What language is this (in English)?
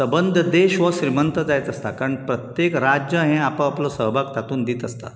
Konkani